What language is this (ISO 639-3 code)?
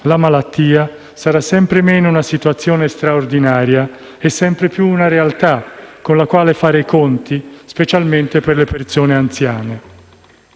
ita